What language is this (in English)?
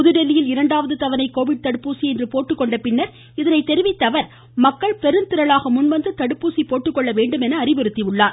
Tamil